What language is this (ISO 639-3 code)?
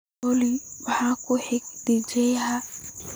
som